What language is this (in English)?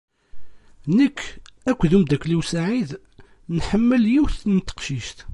Kabyle